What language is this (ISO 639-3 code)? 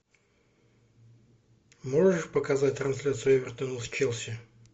rus